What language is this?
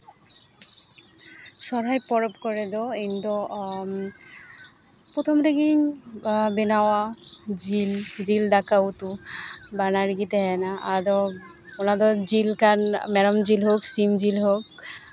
Santali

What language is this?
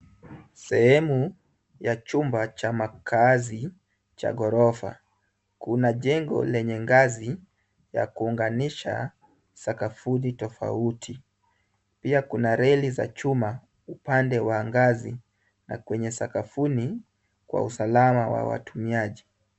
Swahili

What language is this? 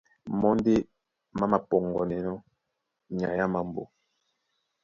Duala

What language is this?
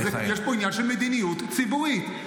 Hebrew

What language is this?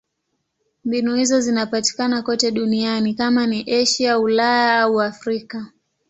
Swahili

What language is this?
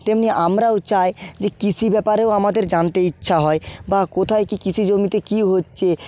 Bangla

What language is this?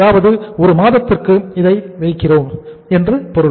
Tamil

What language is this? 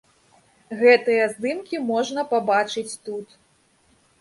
Belarusian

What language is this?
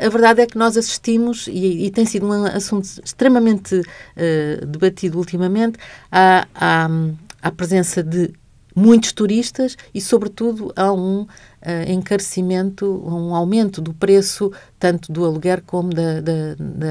Portuguese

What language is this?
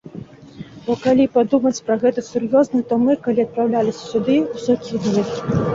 Belarusian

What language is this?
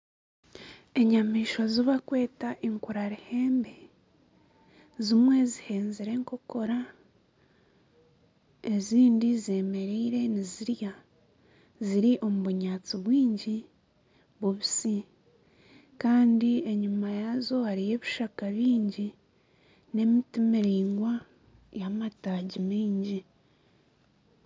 Nyankole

